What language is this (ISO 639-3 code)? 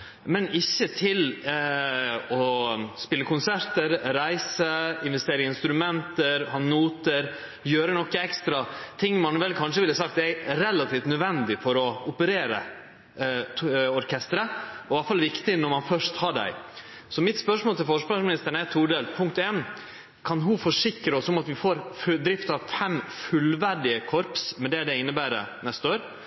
nno